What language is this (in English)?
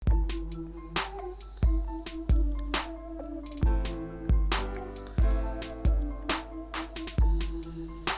Turkish